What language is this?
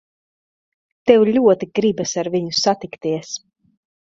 Latvian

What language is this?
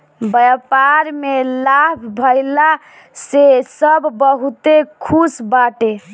Bhojpuri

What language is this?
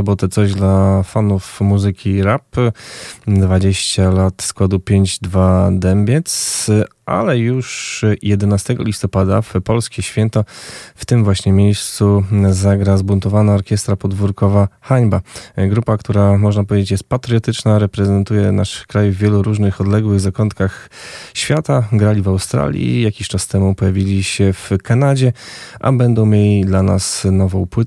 Polish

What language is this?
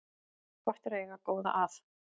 Icelandic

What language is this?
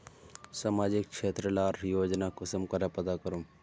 Magahi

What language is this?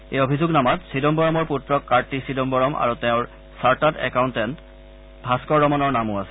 Assamese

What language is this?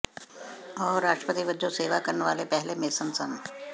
Punjabi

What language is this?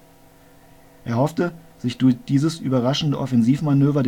German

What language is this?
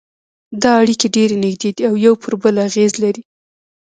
Pashto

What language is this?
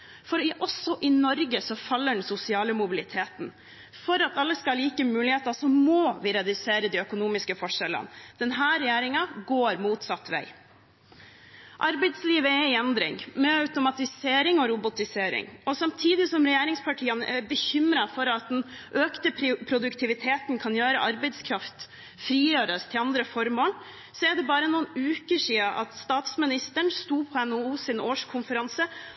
Norwegian Bokmål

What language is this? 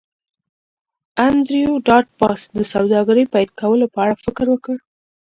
Pashto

